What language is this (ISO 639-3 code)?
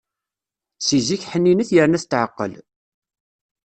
kab